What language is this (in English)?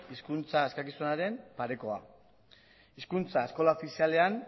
Basque